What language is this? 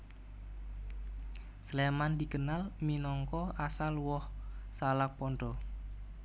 Javanese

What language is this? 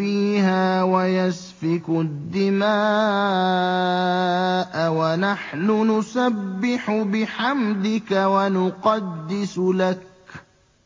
Arabic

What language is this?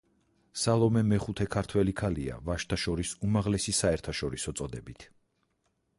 Georgian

